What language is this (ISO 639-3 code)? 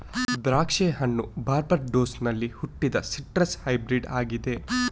kan